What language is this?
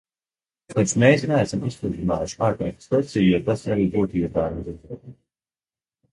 Latvian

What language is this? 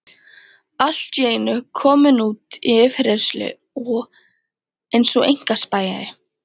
Icelandic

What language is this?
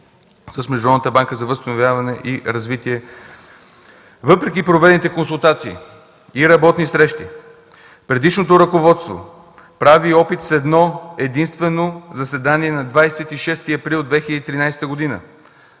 Bulgarian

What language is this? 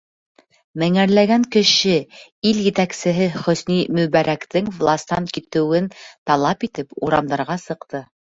Bashkir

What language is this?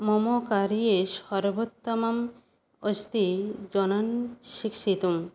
Sanskrit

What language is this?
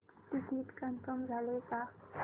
Marathi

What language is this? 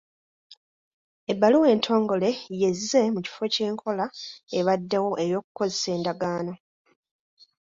Ganda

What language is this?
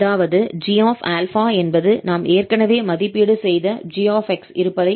Tamil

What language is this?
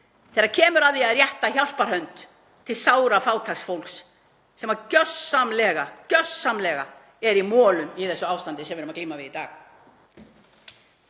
Icelandic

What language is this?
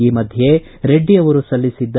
Kannada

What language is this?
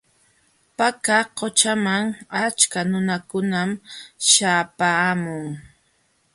Jauja Wanca Quechua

